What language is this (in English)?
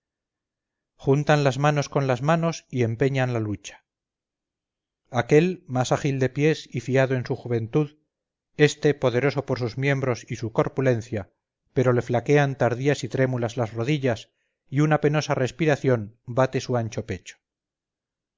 Spanish